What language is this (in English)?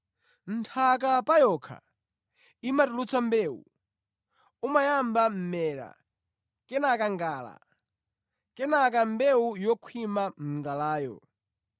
Nyanja